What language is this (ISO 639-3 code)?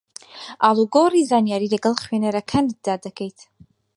ckb